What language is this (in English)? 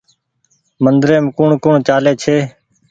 Goaria